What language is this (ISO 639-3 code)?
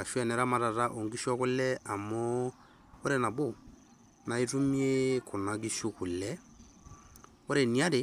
mas